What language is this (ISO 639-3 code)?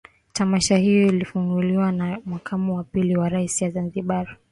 swa